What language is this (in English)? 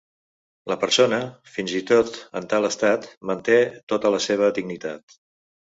Catalan